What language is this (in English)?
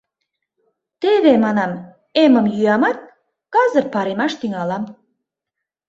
Mari